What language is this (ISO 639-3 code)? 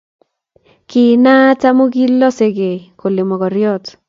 kln